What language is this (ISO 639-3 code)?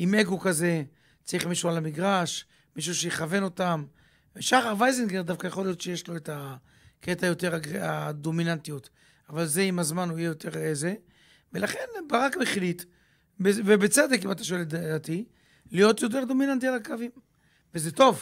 heb